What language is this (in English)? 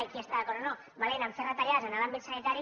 Catalan